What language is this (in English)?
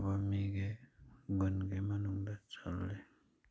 Manipuri